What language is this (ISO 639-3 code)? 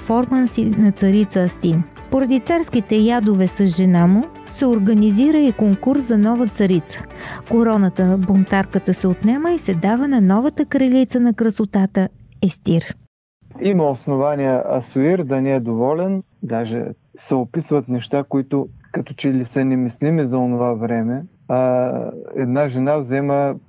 bul